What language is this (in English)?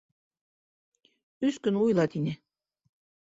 Bashkir